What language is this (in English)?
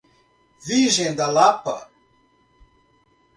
Portuguese